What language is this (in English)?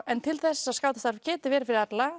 Icelandic